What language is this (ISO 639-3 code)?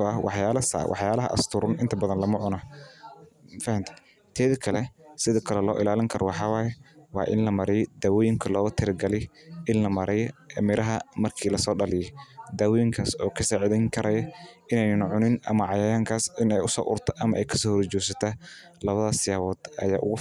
som